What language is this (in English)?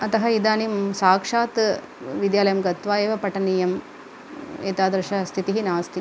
Sanskrit